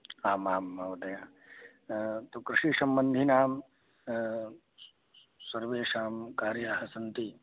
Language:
Sanskrit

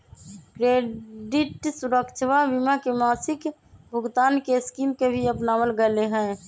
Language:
Magahi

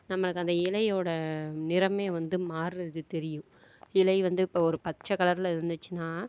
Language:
Tamil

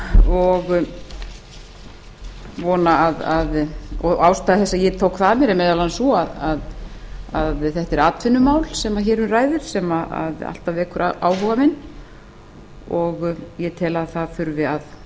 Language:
Icelandic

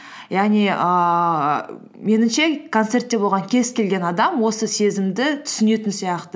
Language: Kazakh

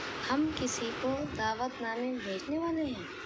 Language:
Urdu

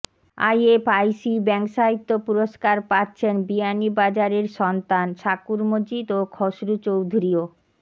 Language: Bangla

